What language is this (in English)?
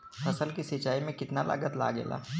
Bhojpuri